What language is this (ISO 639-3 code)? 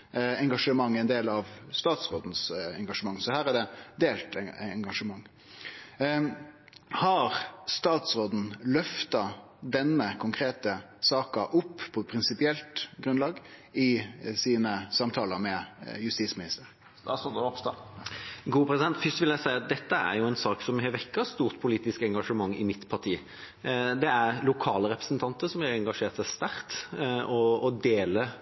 nor